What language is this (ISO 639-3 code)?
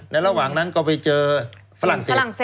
tha